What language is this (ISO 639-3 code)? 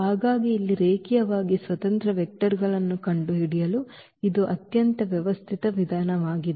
kan